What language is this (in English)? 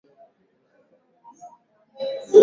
Swahili